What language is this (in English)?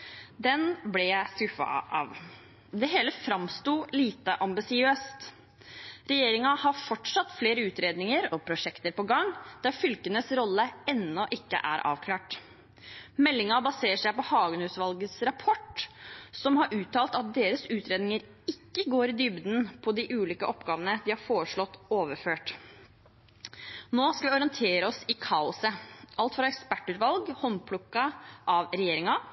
Norwegian Bokmål